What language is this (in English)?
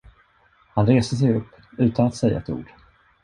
Swedish